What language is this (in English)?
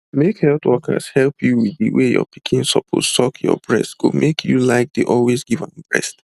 Nigerian Pidgin